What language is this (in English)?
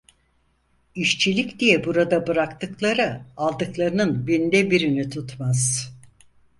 Turkish